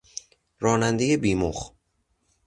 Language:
Persian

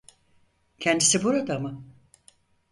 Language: Turkish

